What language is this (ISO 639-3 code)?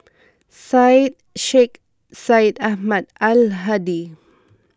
eng